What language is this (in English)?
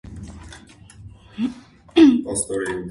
Armenian